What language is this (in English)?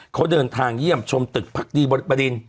Thai